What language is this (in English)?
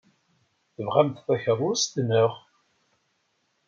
Kabyle